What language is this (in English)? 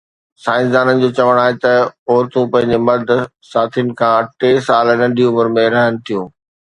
Sindhi